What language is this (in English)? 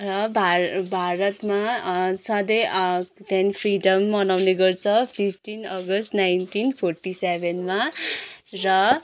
Nepali